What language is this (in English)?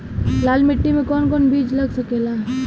Bhojpuri